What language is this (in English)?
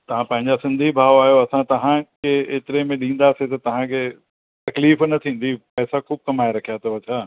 Sindhi